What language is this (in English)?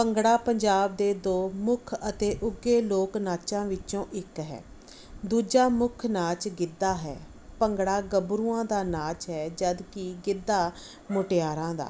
Punjabi